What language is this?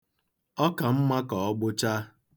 Igbo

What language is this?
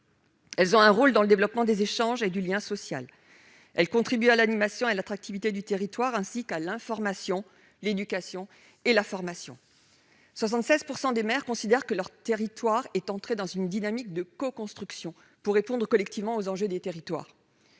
French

